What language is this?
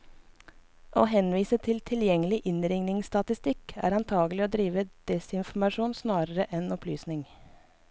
Norwegian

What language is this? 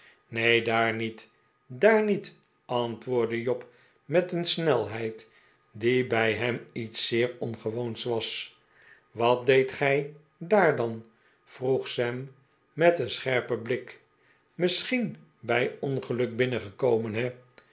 Dutch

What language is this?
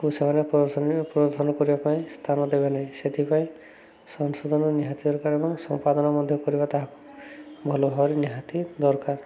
Odia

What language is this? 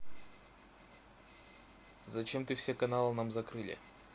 Russian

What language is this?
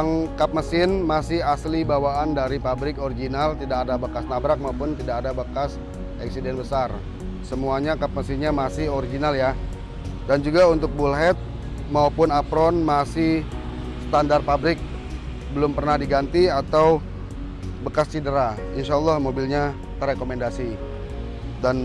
Indonesian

